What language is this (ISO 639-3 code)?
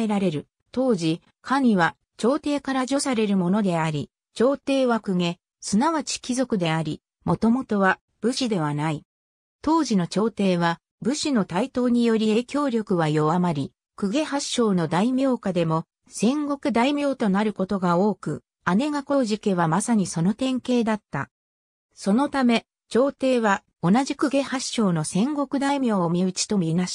jpn